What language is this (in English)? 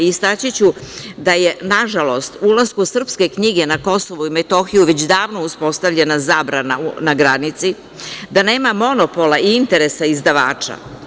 Serbian